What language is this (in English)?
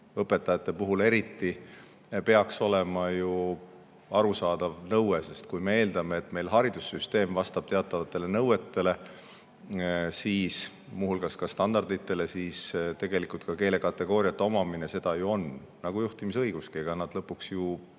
Estonian